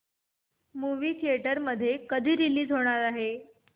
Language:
Marathi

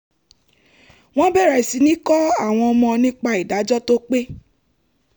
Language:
Yoruba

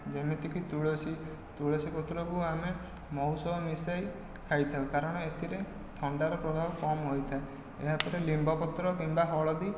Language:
Odia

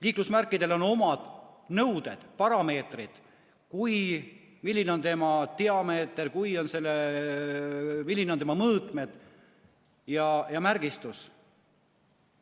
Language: Estonian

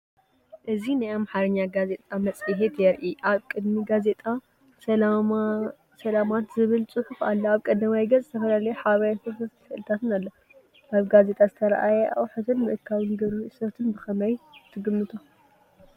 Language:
Tigrinya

